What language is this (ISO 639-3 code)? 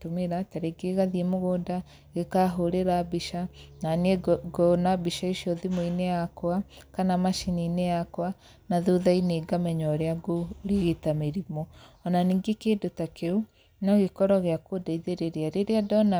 kik